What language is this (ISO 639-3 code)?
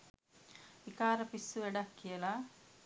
sin